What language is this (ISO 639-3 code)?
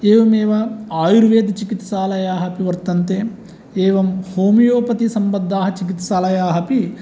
san